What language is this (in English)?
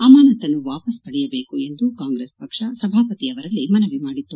Kannada